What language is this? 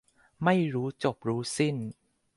Thai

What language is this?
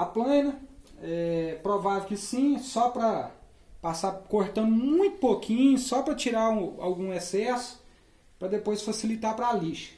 Portuguese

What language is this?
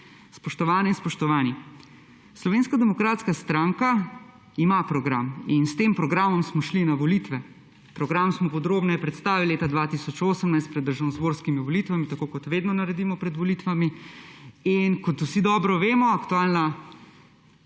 Slovenian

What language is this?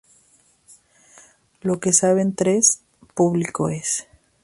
Spanish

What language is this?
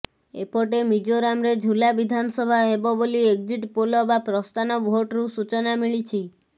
Odia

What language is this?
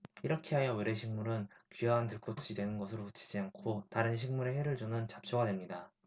Korean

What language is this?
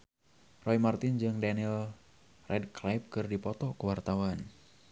Sundanese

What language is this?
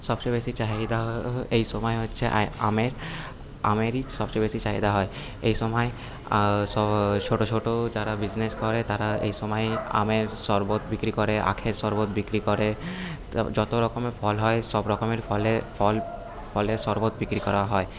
Bangla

